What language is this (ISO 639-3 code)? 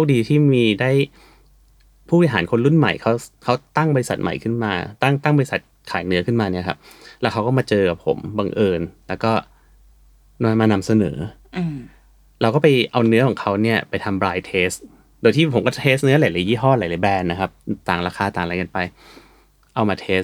tha